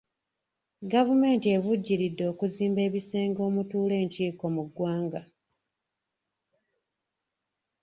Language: Ganda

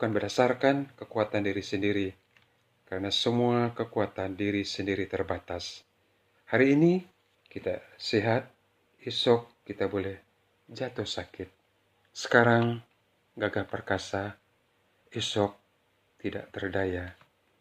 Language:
Malay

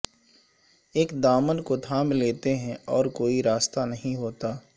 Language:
Urdu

